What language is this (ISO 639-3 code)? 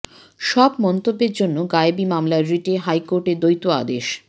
ben